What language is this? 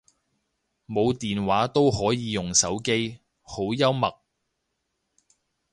Cantonese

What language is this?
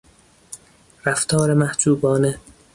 Persian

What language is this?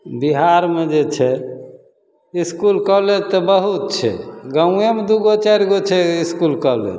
Maithili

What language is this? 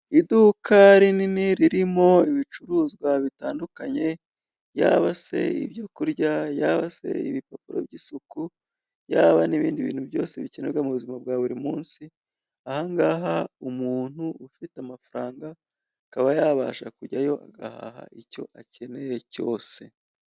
Kinyarwanda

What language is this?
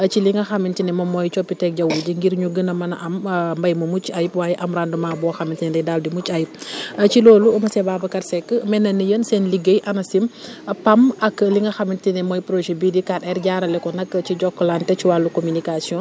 Wolof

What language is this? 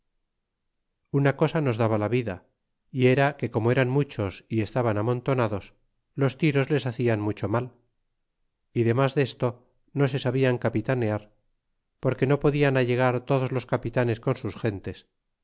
Spanish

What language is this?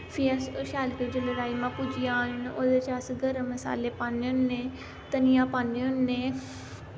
Dogri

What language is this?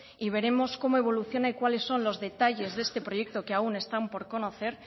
Spanish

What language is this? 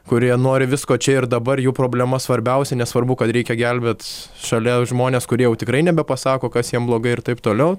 Lithuanian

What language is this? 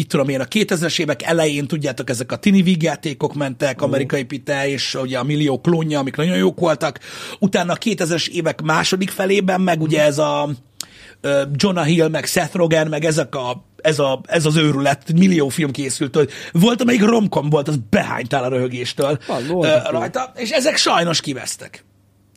Hungarian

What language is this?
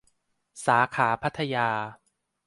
Thai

